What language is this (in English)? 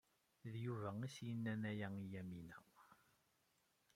Kabyle